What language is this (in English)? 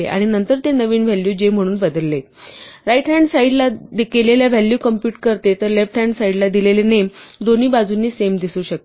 Marathi